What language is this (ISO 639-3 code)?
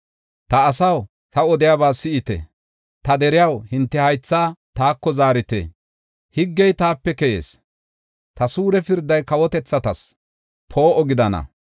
gof